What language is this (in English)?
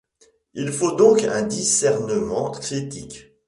French